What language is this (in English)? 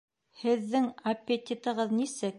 Bashkir